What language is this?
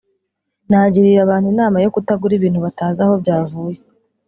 Kinyarwanda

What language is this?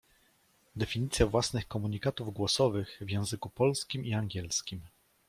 Polish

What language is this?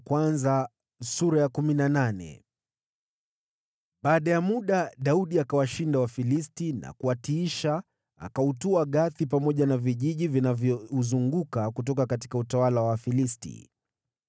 Swahili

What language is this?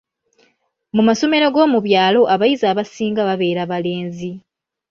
Ganda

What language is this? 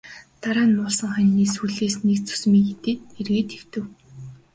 Mongolian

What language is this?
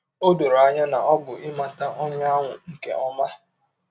Igbo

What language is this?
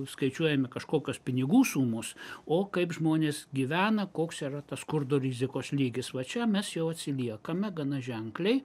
Lithuanian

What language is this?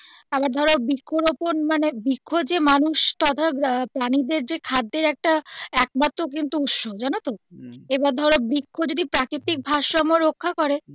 Bangla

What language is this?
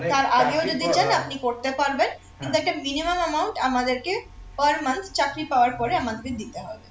Bangla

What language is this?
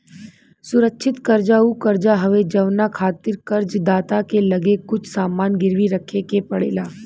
Bhojpuri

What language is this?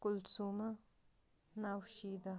Kashmiri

